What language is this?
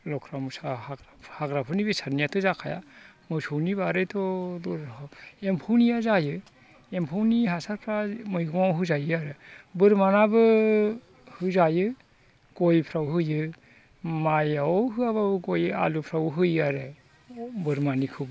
Bodo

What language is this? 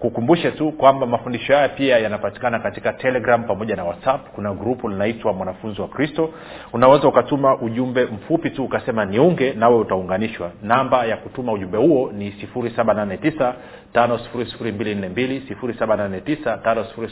Swahili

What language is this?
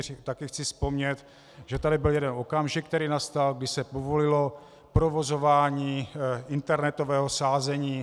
Czech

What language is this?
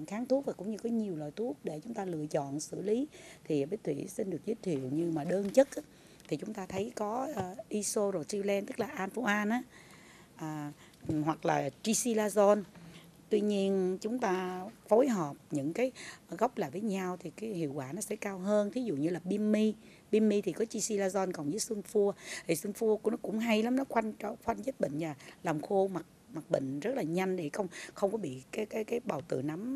Vietnamese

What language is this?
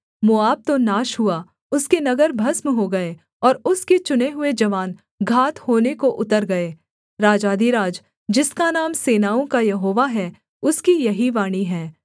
Hindi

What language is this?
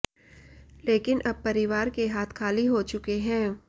Hindi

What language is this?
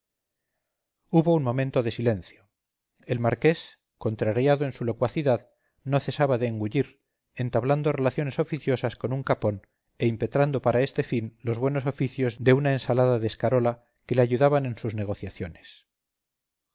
Spanish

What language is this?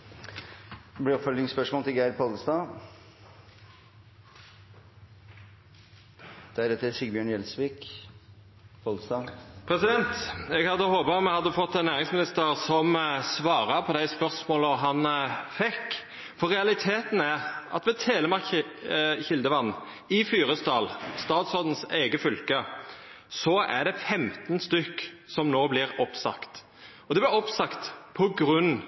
Norwegian Nynorsk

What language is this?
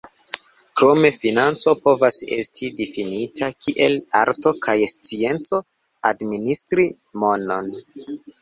Esperanto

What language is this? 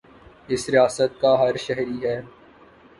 Urdu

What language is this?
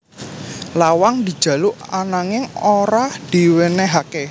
Javanese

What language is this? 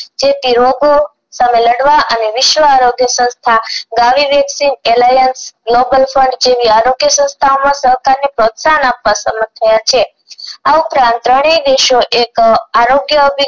Gujarati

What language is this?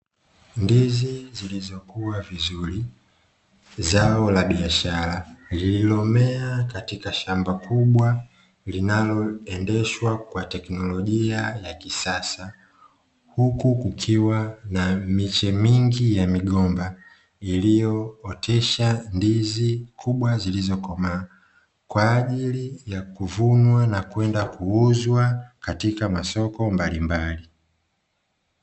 Swahili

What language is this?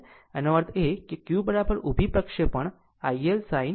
Gujarati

